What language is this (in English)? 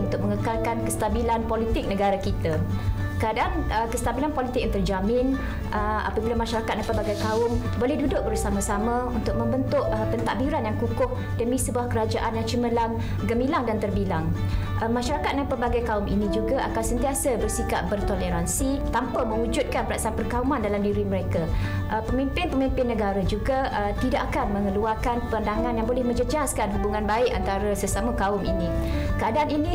Malay